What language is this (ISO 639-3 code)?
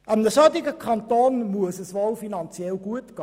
gsw